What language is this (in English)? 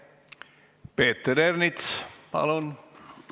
Estonian